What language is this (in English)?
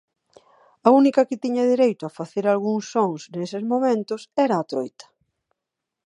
Galician